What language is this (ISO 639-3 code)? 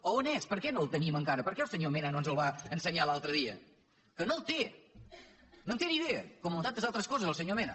cat